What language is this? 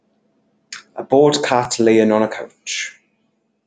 English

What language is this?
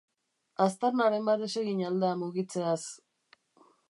Basque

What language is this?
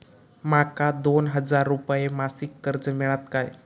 Marathi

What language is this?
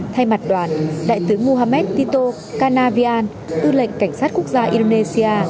Vietnamese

